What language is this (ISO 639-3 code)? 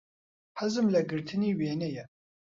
ckb